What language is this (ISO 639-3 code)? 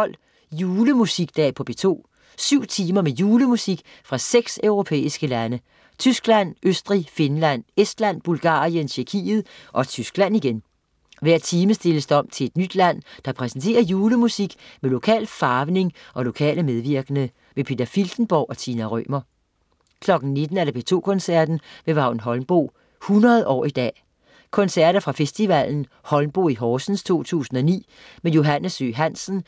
dan